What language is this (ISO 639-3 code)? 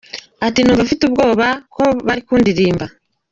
kin